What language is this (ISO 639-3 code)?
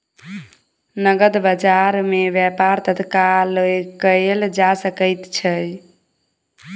mai